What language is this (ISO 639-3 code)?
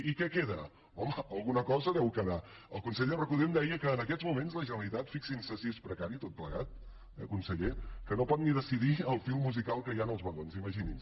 cat